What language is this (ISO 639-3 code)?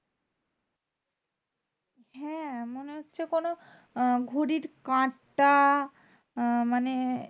ben